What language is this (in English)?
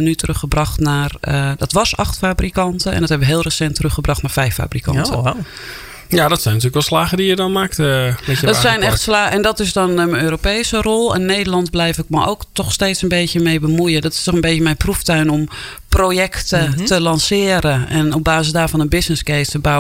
Dutch